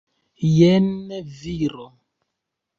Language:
Esperanto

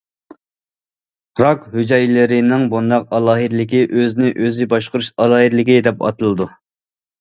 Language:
Uyghur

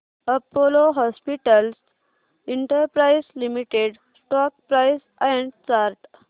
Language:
Marathi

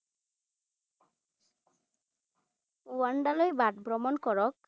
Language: Assamese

